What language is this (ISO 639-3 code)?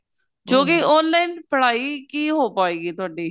pan